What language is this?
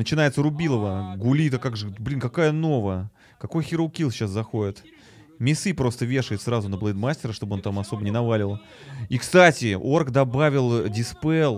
Russian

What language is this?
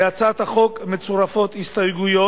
Hebrew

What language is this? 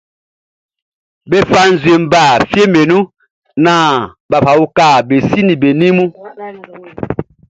Baoulé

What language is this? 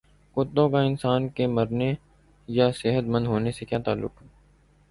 Urdu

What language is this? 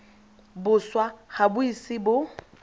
Tswana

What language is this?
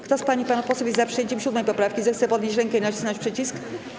Polish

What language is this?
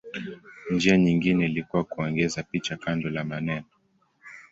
Swahili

